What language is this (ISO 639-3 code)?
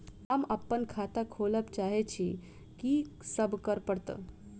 mai